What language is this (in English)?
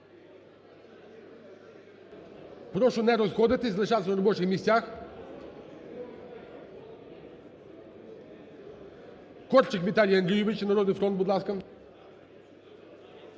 Ukrainian